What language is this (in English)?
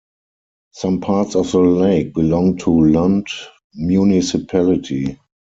English